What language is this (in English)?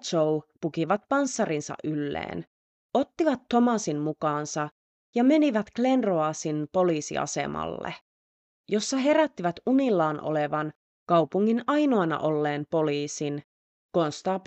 Finnish